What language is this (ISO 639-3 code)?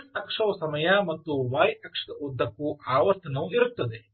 kan